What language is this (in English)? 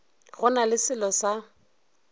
Northern Sotho